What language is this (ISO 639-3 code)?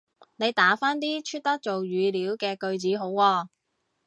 yue